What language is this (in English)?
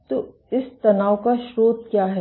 Hindi